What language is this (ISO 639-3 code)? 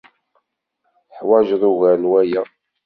kab